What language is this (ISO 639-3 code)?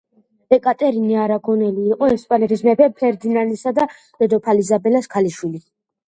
kat